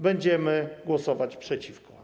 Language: Polish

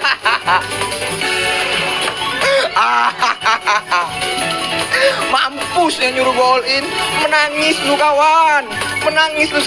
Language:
Indonesian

